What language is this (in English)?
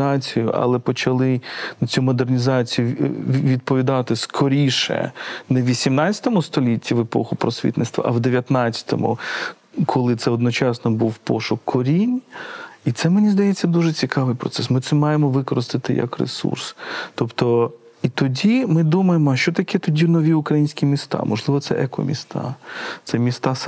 Ukrainian